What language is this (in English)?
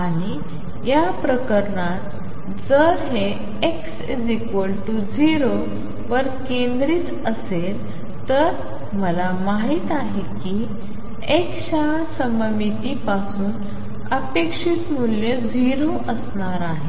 Marathi